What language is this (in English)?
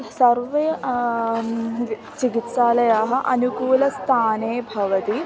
Sanskrit